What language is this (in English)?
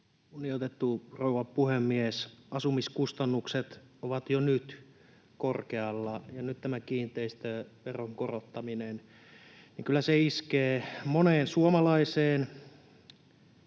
Finnish